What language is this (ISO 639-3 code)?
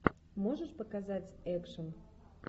rus